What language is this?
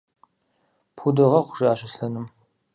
Kabardian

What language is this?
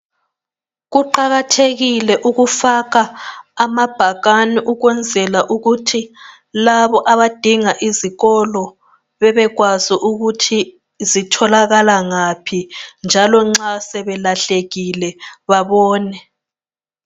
North Ndebele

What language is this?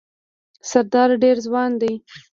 Pashto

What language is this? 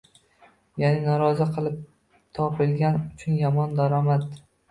Uzbek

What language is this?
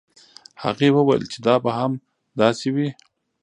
Pashto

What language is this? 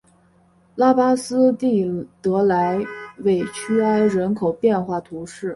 Chinese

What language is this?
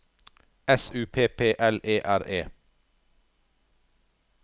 Norwegian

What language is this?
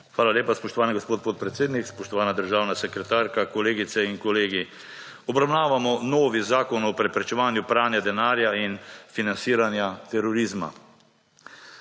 Slovenian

